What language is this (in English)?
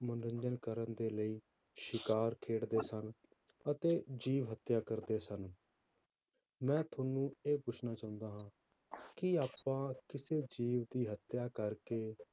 Punjabi